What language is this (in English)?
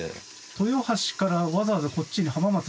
Japanese